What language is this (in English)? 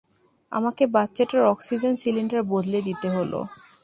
Bangla